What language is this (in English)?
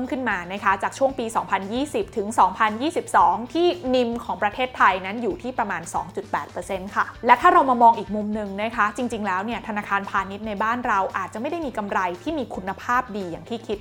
Thai